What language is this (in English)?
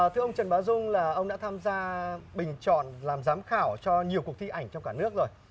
Vietnamese